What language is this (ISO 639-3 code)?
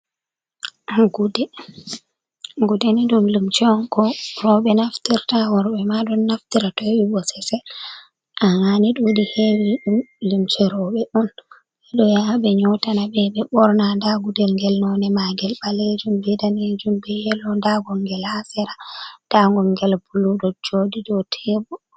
ful